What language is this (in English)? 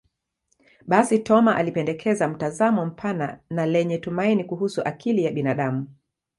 Swahili